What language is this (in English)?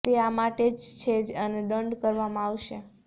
Gujarati